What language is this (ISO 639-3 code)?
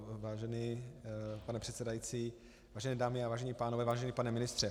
ces